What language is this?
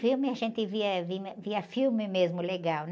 Portuguese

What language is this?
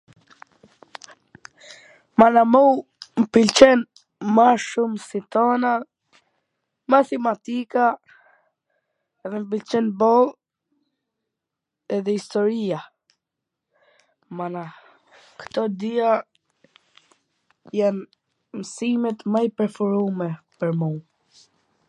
Gheg Albanian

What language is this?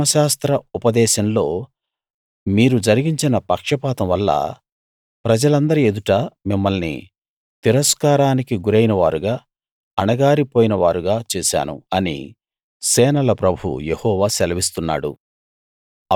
Telugu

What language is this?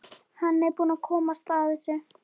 Icelandic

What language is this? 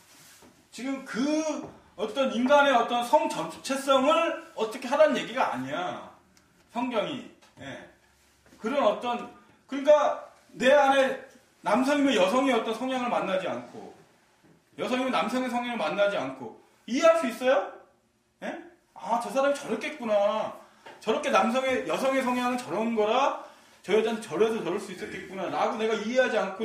Korean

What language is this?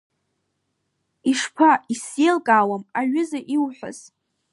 Abkhazian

